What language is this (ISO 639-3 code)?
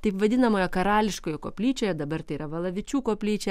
lit